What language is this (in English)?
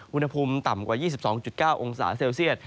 Thai